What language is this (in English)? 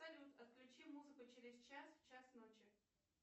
Russian